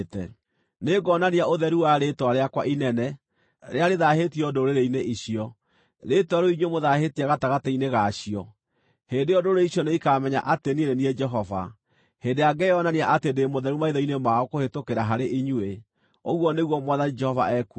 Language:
Kikuyu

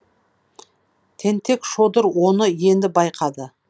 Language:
Kazakh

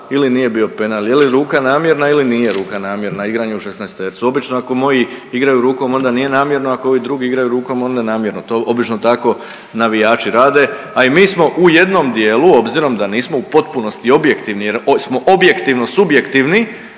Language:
Croatian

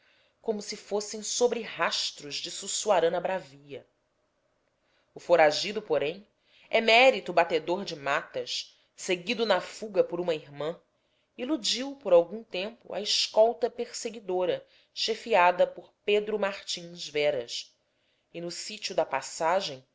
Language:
Portuguese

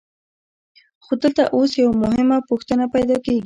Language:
Pashto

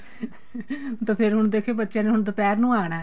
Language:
Punjabi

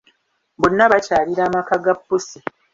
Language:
Ganda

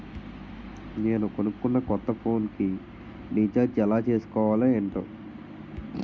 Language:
Telugu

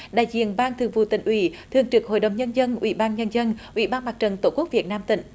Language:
Vietnamese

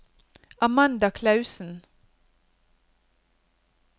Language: Norwegian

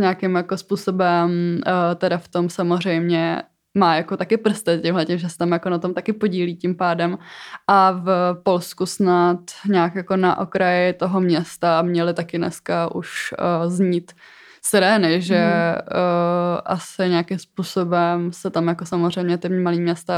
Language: Czech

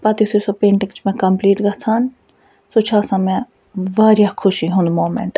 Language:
Kashmiri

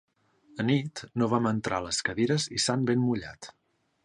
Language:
Catalan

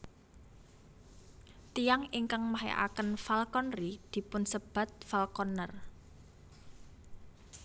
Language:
Javanese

